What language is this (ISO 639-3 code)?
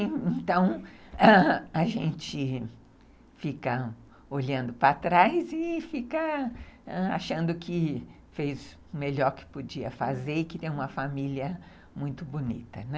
por